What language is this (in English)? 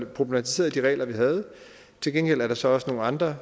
Danish